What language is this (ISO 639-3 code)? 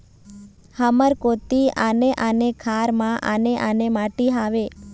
hne